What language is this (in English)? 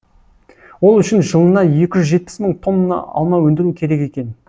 Kazakh